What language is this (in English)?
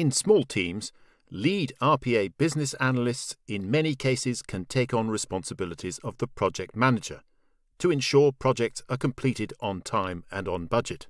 English